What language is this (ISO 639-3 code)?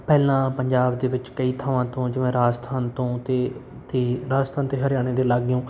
pan